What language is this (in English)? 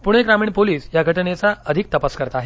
Marathi